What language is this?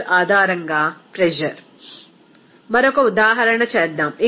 Telugu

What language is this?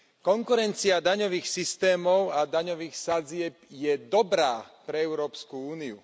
Slovak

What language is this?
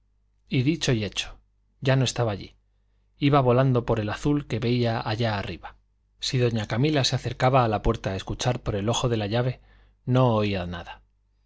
Spanish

